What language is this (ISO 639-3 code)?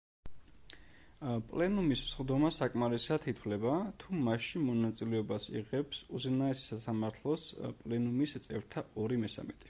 kat